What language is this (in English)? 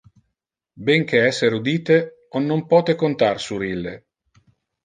Interlingua